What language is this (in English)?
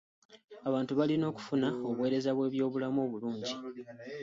Ganda